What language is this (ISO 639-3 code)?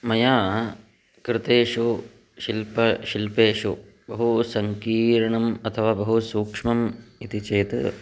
san